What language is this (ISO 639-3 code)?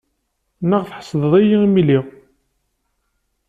kab